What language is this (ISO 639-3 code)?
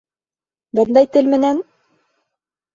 bak